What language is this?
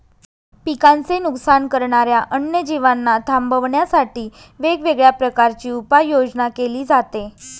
Marathi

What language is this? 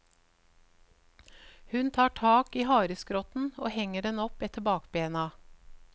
Norwegian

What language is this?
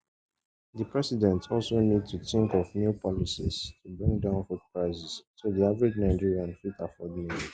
Nigerian Pidgin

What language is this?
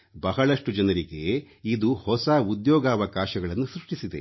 Kannada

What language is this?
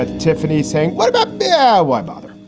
English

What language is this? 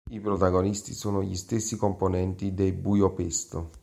Italian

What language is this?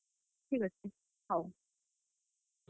Odia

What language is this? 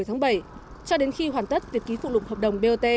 Vietnamese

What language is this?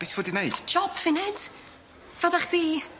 Welsh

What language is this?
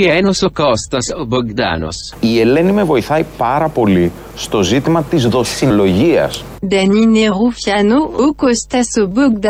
Greek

